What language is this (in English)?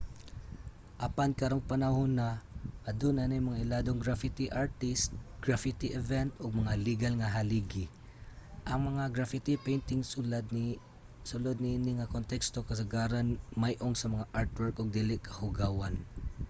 Cebuano